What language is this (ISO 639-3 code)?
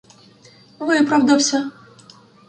ukr